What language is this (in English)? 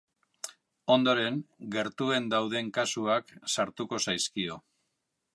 Basque